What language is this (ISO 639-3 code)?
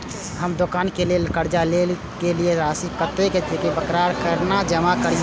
mai